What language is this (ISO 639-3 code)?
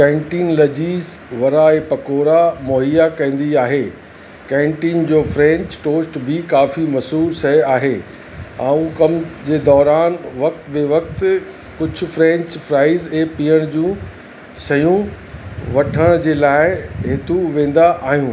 snd